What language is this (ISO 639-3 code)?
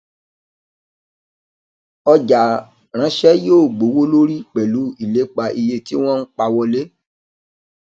yor